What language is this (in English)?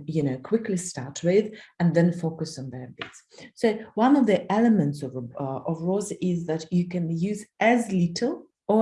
English